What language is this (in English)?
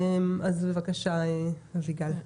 Hebrew